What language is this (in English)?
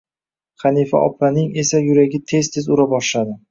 Uzbek